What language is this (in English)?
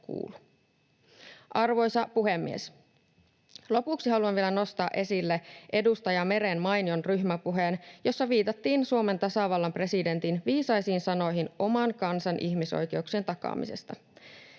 Finnish